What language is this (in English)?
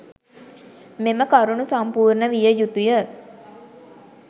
Sinhala